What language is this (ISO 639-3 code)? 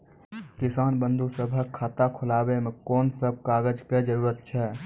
mai